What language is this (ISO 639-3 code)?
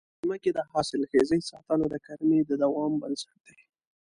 pus